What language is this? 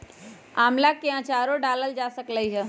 Magahi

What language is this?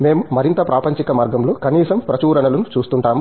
Telugu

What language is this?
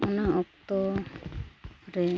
Santali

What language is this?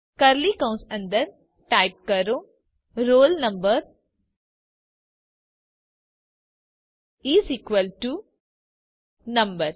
Gujarati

